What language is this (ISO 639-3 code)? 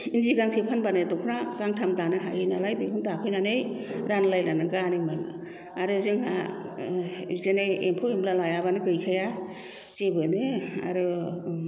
brx